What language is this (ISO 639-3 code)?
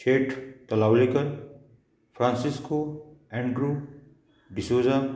kok